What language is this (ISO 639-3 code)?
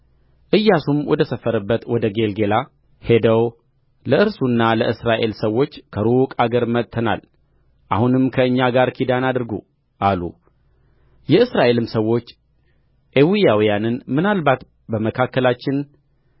amh